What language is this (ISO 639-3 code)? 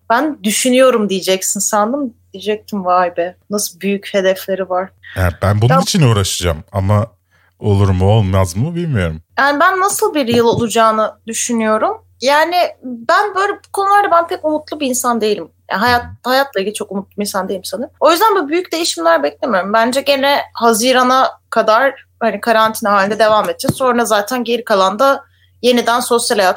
tur